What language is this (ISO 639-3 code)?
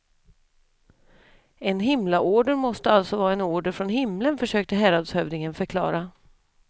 swe